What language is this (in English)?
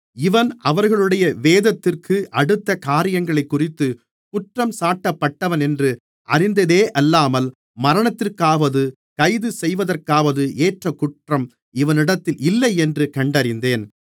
Tamil